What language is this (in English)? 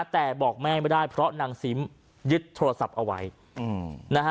Thai